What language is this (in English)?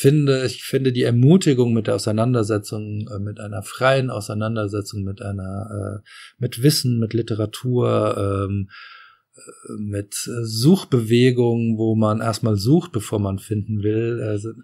German